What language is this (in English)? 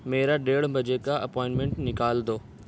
Urdu